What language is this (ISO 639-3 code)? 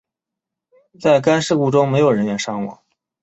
zho